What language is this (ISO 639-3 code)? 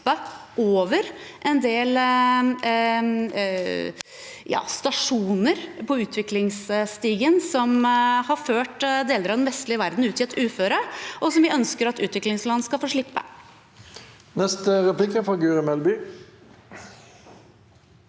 nor